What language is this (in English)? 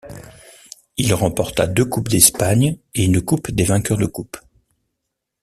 French